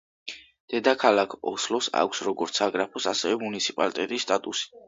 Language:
Georgian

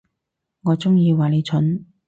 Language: Cantonese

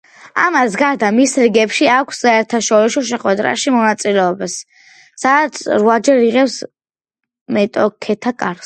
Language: Georgian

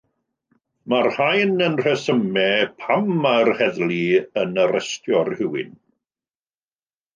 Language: Welsh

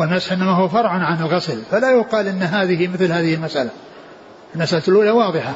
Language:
Arabic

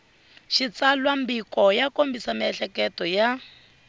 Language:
Tsonga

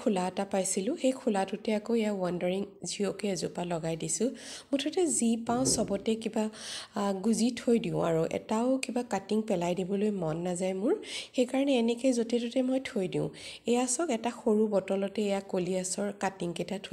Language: Bangla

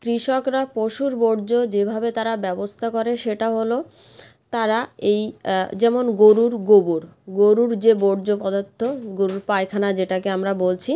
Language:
Bangla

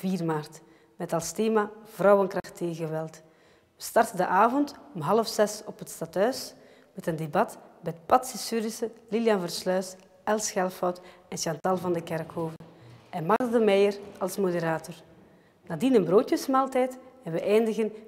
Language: Dutch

